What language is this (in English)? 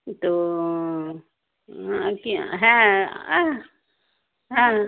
Bangla